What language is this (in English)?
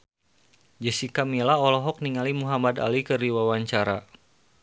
Sundanese